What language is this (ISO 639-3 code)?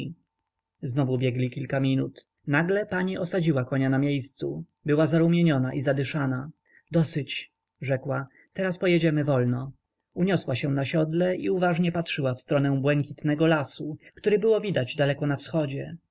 pol